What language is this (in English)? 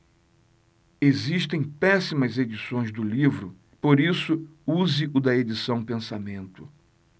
Portuguese